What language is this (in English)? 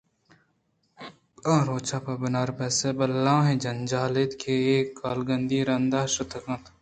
Eastern Balochi